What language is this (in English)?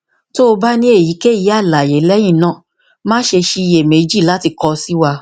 Yoruba